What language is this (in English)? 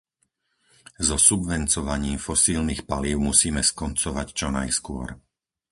Slovak